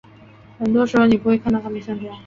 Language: Chinese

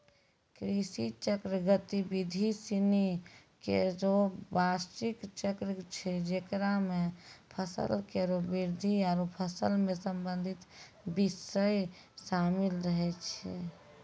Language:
Maithili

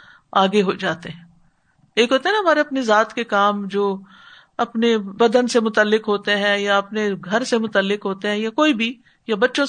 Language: Urdu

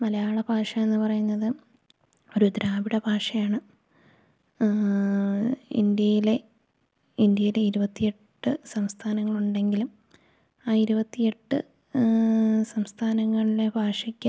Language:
Malayalam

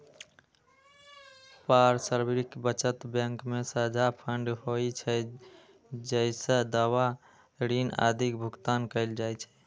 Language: Maithili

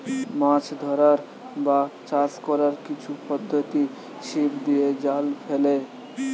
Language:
Bangla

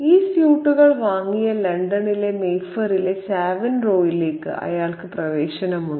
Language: Malayalam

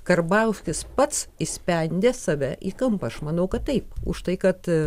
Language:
Lithuanian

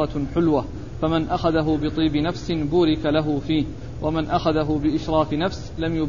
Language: Arabic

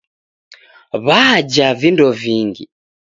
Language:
Taita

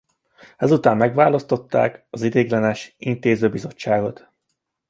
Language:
Hungarian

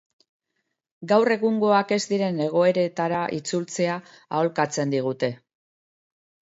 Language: Basque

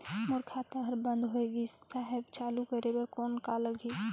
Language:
Chhattisgarhi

